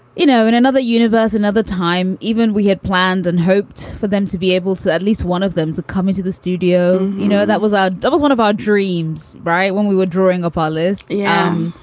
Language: English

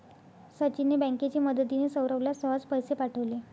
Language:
Marathi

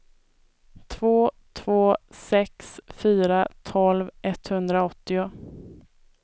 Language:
Swedish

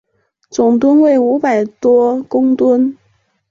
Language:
Chinese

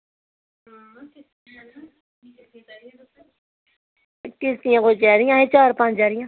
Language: Dogri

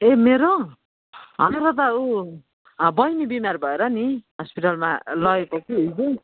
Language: Nepali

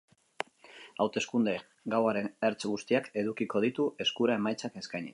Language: Basque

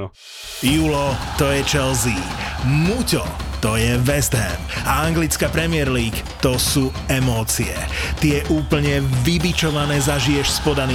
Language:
Slovak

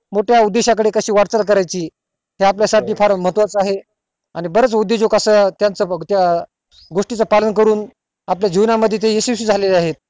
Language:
Marathi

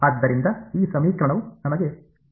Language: Kannada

